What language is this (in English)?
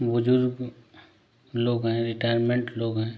Hindi